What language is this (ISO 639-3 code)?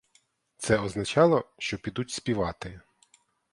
ukr